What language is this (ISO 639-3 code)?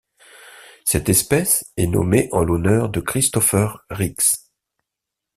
fra